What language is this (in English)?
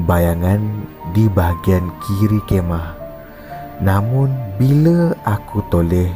Malay